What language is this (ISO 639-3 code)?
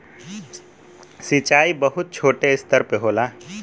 bho